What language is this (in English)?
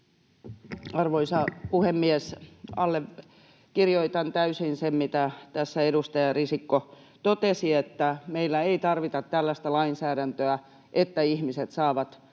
Finnish